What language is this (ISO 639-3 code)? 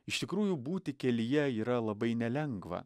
lit